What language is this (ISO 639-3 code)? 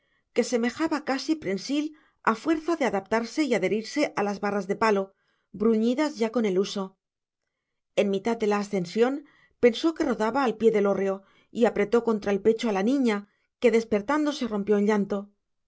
spa